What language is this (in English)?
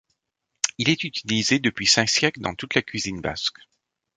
French